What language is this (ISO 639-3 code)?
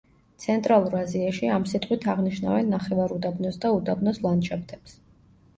kat